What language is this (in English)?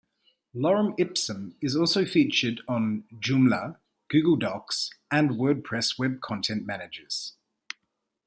English